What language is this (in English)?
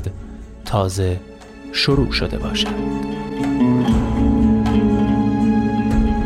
Persian